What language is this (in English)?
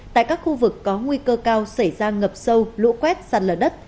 Vietnamese